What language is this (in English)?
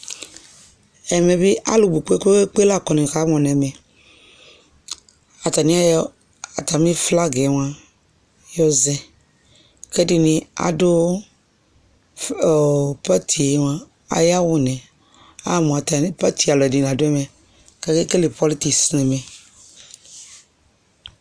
Ikposo